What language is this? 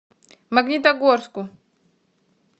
Russian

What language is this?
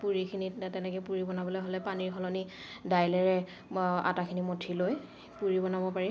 Assamese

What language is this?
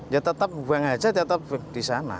Indonesian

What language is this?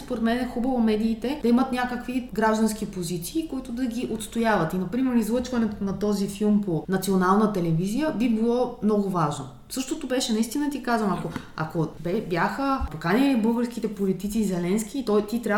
Bulgarian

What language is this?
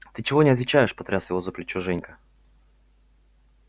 Russian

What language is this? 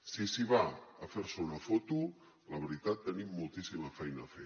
Catalan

